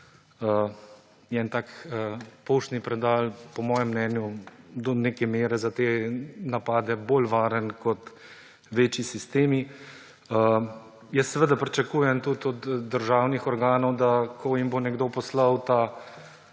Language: Slovenian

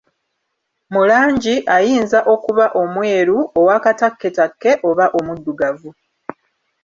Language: Ganda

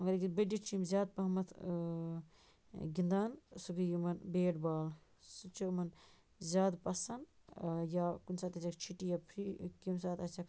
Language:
Kashmiri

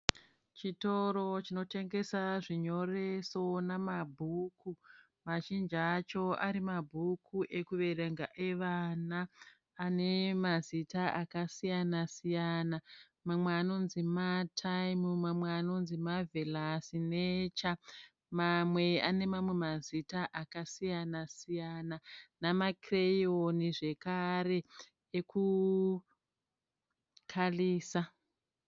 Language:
Shona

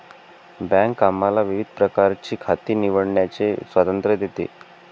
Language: Marathi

